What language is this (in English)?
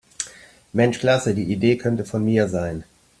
German